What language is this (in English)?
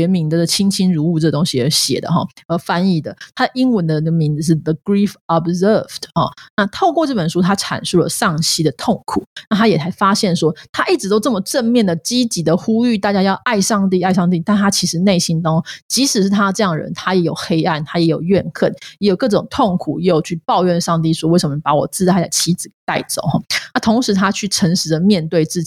Chinese